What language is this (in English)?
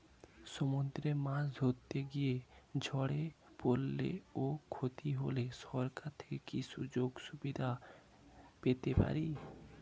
Bangla